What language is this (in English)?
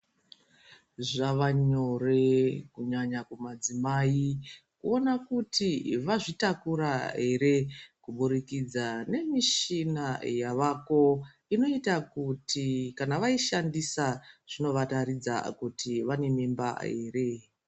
Ndau